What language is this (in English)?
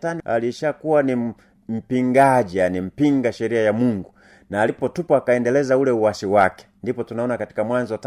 Swahili